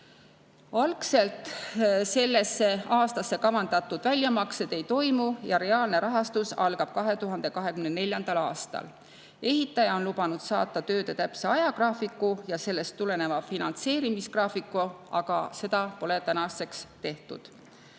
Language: Estonian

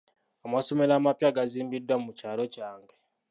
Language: Ganda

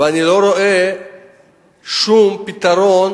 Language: Hebrew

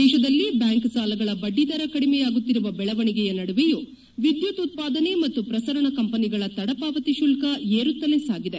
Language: Kannada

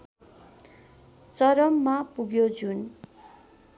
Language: Nepali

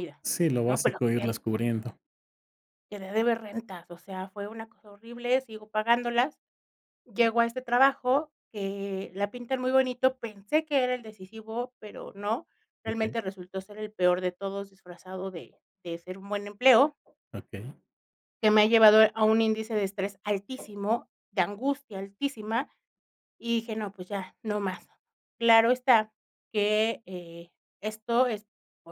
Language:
Spanish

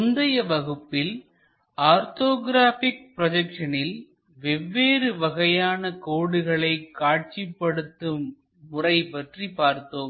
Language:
Tamil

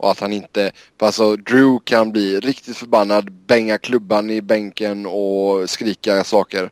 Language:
Swedish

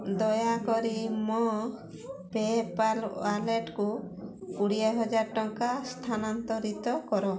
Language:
Odia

